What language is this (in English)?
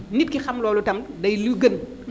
Wolof